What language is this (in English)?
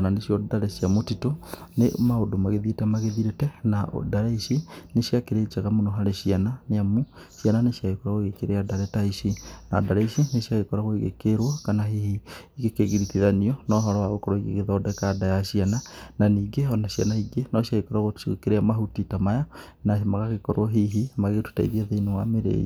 Kikuyu